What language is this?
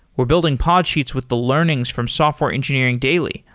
English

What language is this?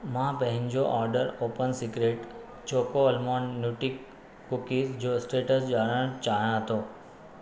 Sindhi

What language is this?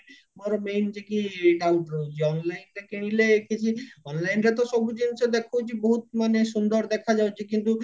Odia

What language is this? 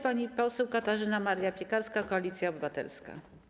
Polish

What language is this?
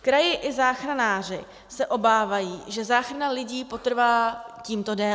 Czech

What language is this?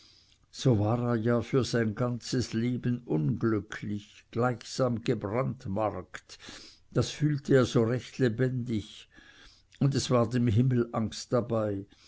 German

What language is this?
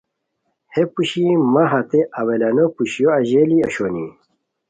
Khowar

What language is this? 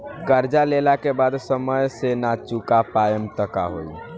Bhojpuri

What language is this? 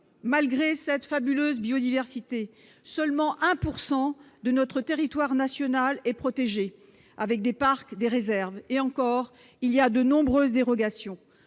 French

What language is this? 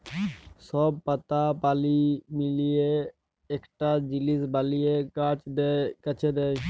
Bangla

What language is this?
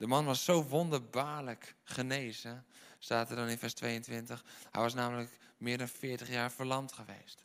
Dutch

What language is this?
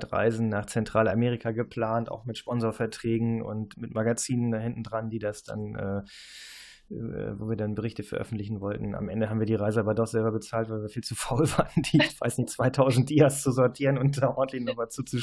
German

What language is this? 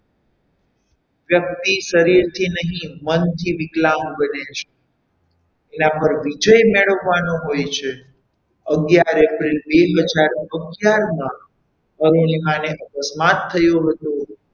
Gujarati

